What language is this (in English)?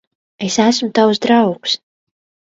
Latvian